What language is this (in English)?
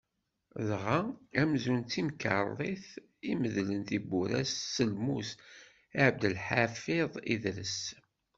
Kabyle